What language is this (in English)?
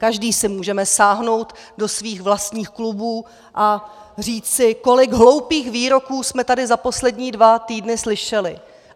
Czech